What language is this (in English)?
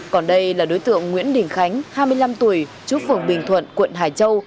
Vietnamese